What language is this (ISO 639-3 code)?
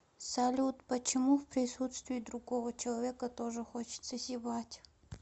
rus